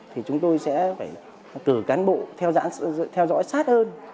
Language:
Vietnamese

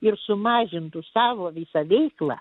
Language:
Lithuanian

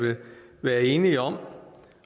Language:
Danish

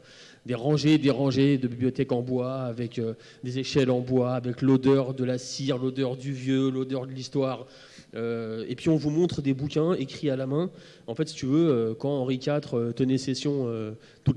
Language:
French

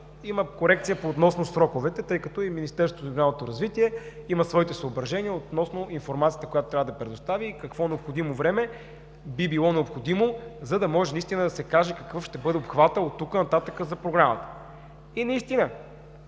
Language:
Bulgarian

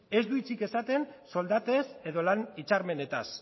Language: Basque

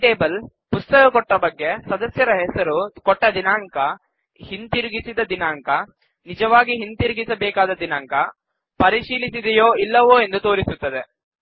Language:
Kannada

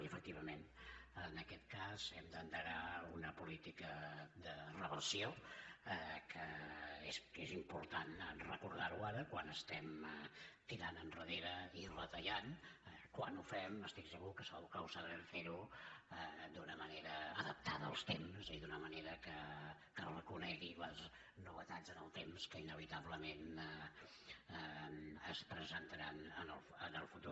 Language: Catalan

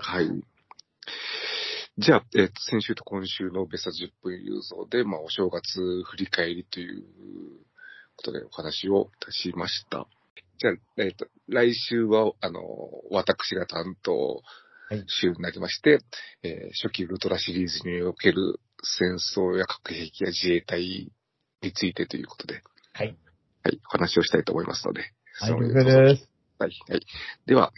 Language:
Japanese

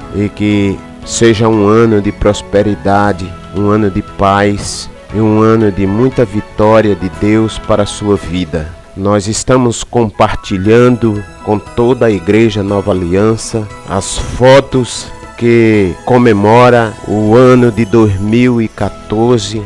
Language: Portuguese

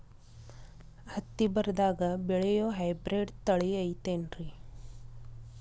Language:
Kannada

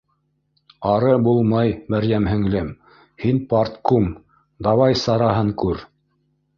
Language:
Bashkir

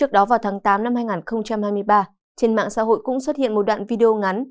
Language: Vietnamese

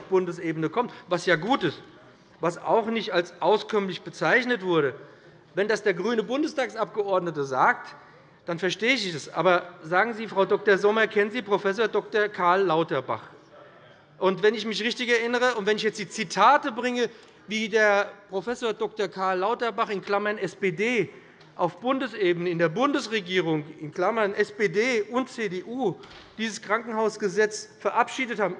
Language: German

